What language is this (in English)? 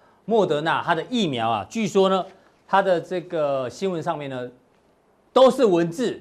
Chinese